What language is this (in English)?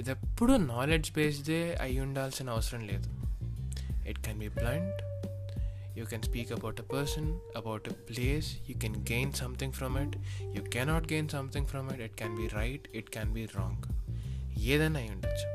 Telugu